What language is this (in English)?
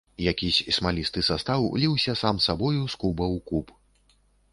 Belarusian